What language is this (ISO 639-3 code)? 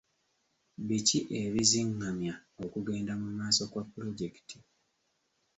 lug